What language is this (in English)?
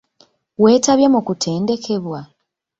Ganda